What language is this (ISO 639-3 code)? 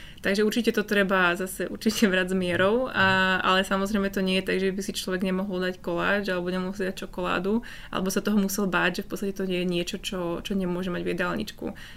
slk